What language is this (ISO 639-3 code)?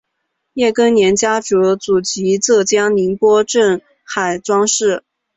zho